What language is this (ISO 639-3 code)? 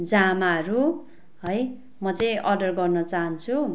nep